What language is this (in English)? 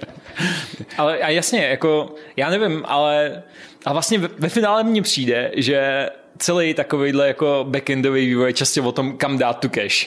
Czech